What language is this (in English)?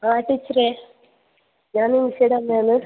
Malayalam